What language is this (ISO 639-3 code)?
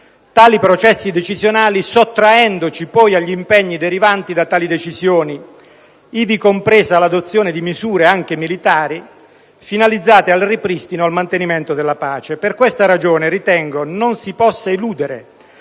ita